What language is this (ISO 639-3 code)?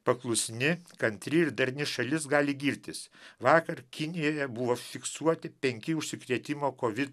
lit